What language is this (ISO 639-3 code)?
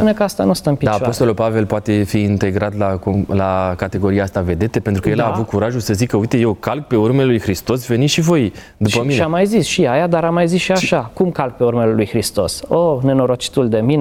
ron